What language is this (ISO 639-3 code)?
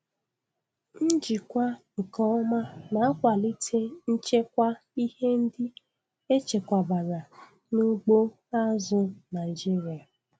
ibo